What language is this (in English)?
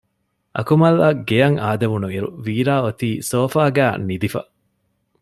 Divehi